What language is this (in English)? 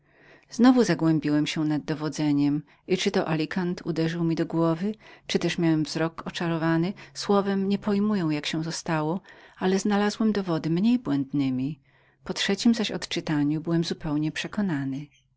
Polish